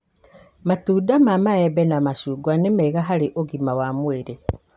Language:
Kikuyu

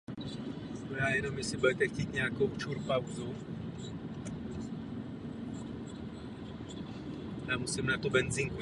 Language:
Czech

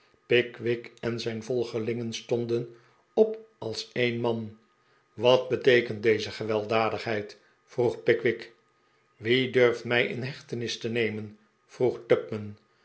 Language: Dutch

